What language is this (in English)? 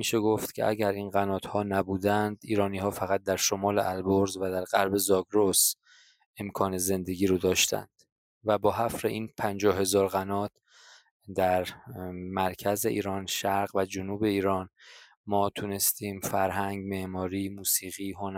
Persian